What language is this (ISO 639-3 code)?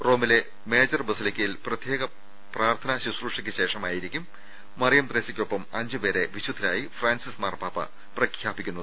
mal